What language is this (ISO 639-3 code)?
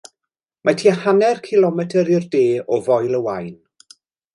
cym